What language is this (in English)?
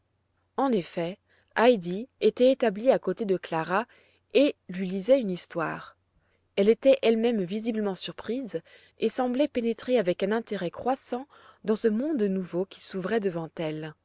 French